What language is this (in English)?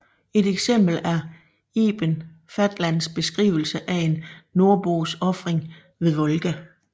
Danish